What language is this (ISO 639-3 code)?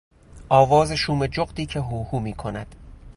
fas